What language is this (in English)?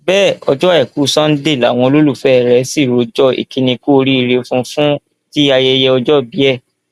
Yoruba